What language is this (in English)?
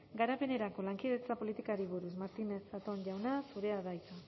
Basque